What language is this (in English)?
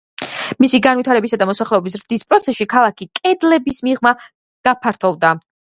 Georgian